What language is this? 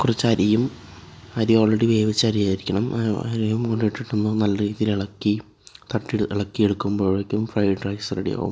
Malayalam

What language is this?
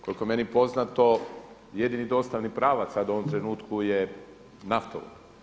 Croatian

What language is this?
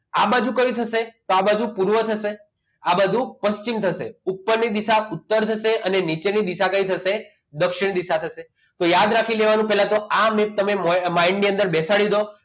Gujarati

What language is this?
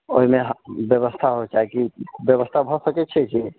Maithili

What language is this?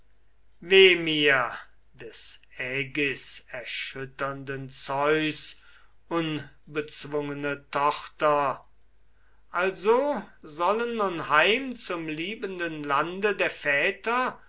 German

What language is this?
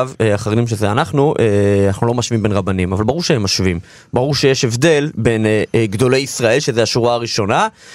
Hebrew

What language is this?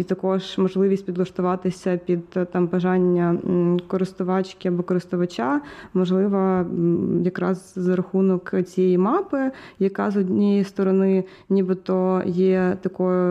Ukrainian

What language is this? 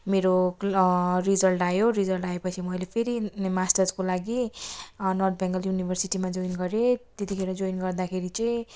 Nepali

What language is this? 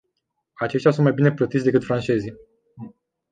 Romanian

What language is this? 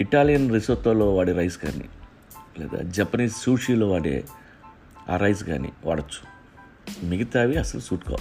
Telugu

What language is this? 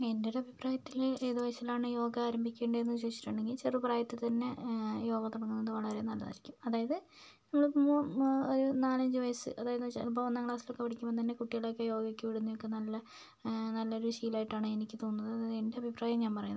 Malayalam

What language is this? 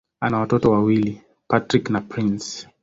Swahili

